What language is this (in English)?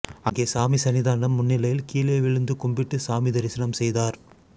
Tamil